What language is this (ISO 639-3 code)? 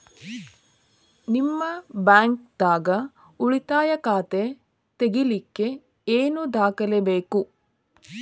kan